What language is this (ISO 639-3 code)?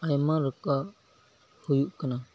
sat